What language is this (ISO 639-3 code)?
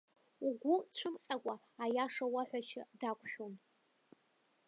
abk